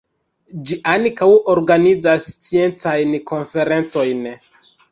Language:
Esperanto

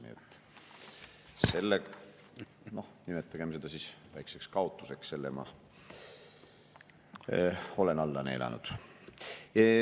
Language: Estonian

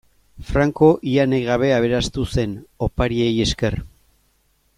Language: Basque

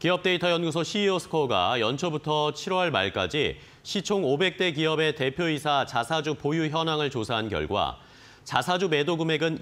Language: Korean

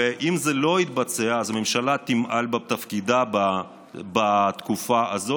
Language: Hebrew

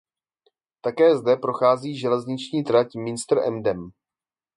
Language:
Czech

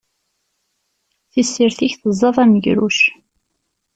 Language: Kabyle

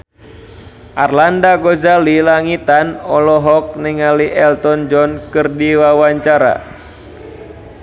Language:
Sundanese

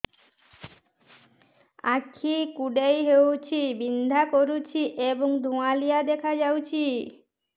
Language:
Odia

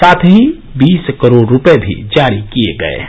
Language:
Hindi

